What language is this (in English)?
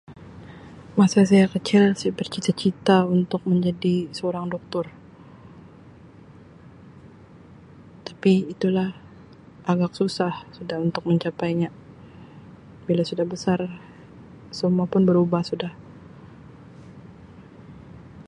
Sabah Malay